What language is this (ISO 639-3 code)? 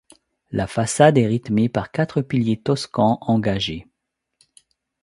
fra